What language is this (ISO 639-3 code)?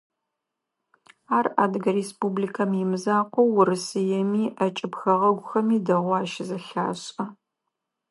ady